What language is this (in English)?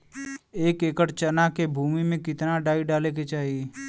Bhojpuri